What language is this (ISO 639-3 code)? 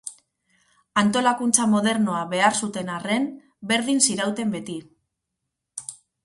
eus